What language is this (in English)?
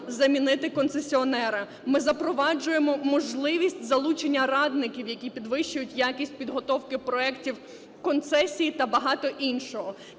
Ukrainian